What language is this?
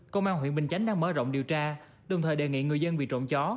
Vietnamese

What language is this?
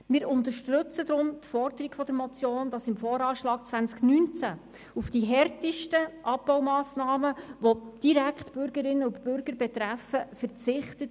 Swiss German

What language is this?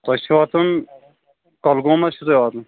Kashmiri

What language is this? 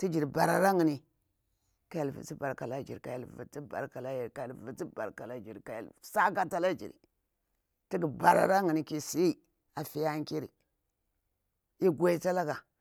Bura-Pabir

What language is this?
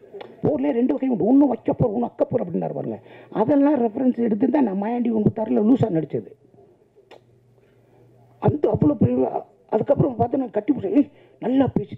Tamil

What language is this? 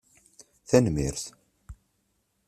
Kabyle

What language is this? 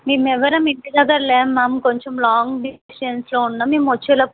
Telugu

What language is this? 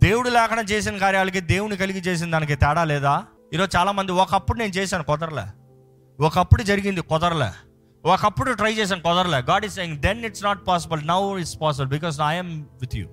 Telugu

